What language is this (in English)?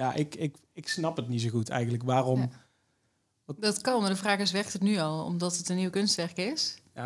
Dutch